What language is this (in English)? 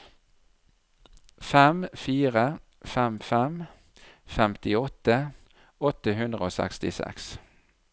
Norwegian